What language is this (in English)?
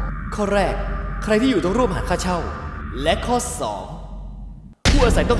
Thai